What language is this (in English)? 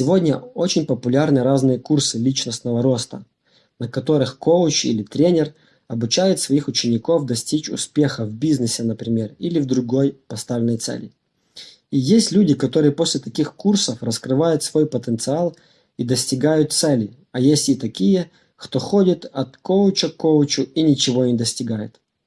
Russian